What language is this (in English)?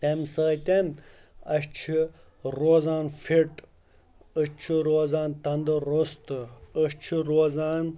Kashmiri